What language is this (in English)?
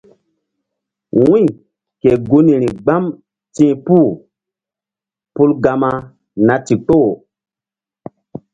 Mbum